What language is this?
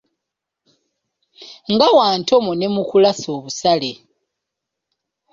Ganda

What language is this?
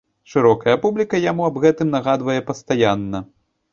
Belarusian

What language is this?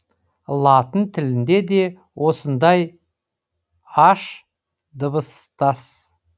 Kazakh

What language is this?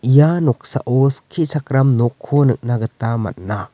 Garo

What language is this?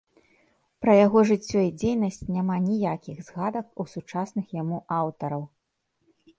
Belarusian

